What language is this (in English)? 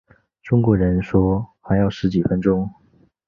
Chinese